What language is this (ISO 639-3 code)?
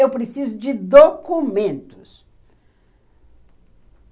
por